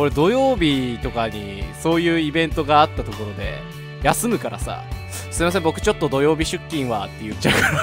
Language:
Japanese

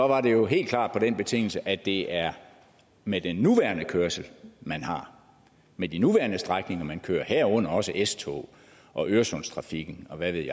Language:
Danish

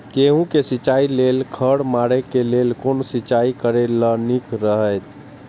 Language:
Maithili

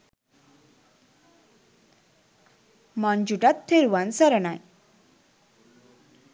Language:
Sinhala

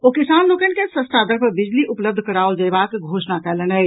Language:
Maithili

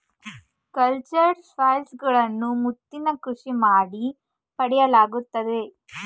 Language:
Kannada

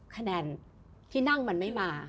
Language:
Thai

